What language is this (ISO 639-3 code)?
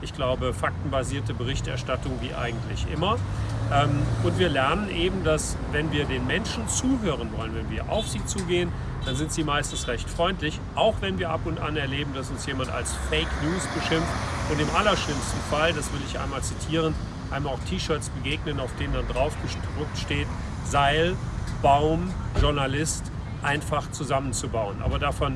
deu